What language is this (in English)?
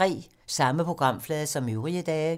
Danish